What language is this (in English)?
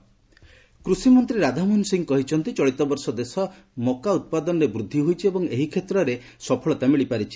Odia